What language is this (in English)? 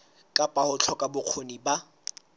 Southern Sotho